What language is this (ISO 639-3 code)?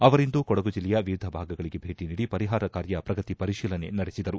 kan